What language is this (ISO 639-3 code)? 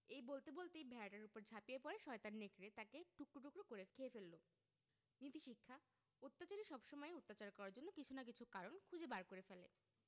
ben